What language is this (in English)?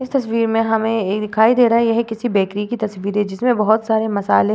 Hindi